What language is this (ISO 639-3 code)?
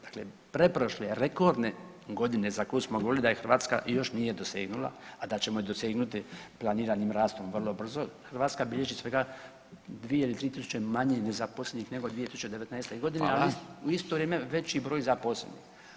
hrv